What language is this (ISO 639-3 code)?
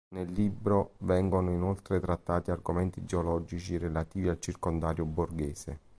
ita